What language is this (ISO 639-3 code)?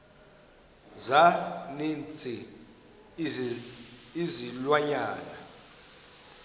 xho